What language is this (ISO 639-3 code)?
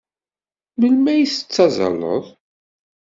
kab